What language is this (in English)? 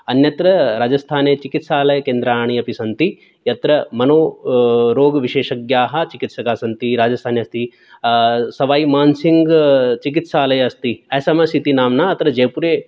Sanskrit